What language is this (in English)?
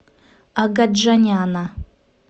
Russian